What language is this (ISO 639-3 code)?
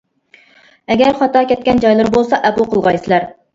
uig